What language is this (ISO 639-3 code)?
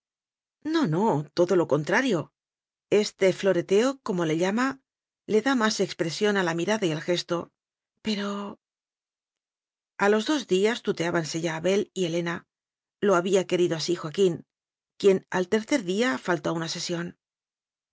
spa